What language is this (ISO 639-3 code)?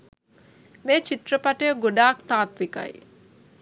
sin